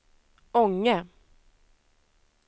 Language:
Swedish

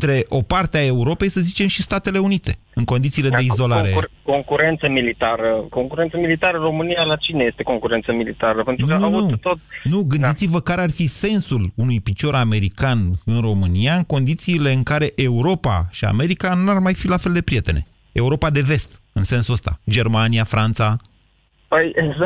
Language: Romanian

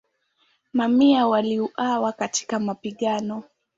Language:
Swahili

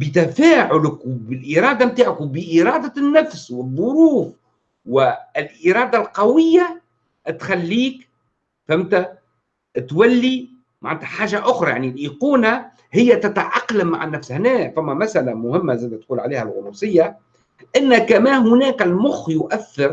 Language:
Arabic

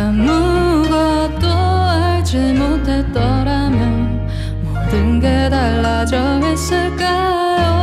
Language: Korean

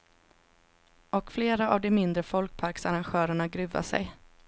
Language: Swedish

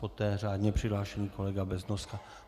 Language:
Czech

